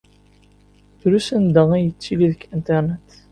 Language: Kabyle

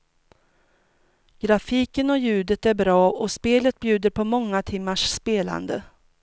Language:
Swedish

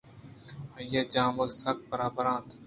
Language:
Eastern Balochi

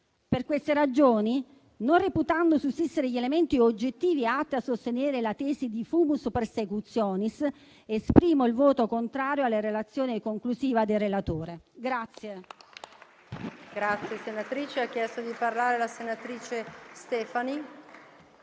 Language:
Italian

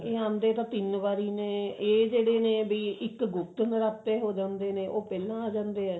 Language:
Punjabi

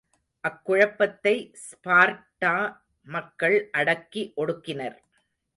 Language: Tamil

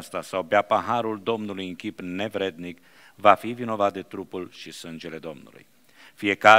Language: Romanian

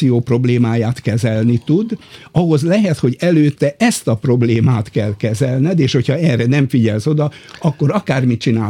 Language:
Hungarian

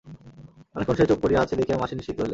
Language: Bangla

